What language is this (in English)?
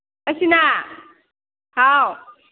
Manipuri